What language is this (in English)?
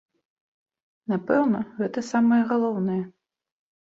Belarusian